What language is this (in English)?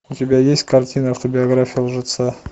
Russian